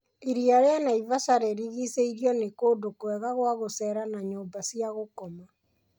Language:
Kikuyu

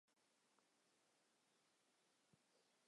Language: Chinese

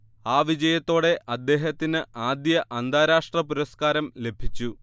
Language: Malayalam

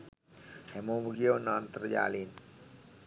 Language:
Sinhala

